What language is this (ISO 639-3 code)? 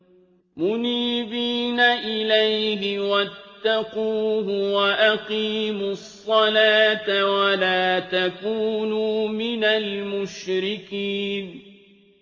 ara